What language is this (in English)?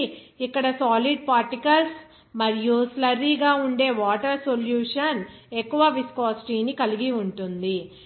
Telugu